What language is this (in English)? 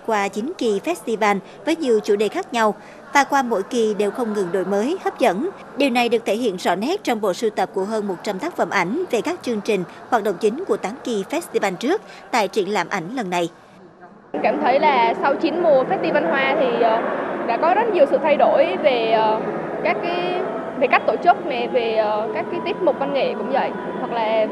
Vietnamese